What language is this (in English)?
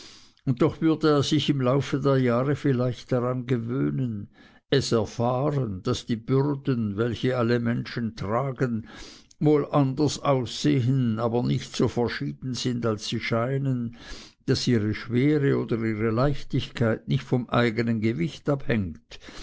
German